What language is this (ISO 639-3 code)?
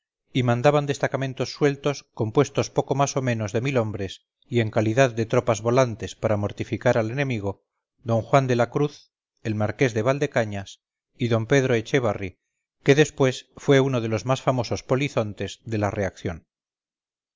spa